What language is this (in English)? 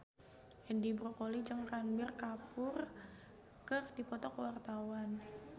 Sundanese